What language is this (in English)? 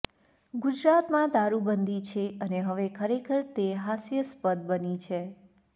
Gujarati